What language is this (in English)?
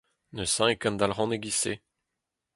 Breton